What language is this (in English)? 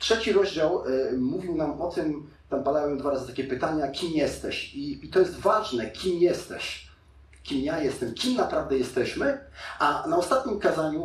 Polish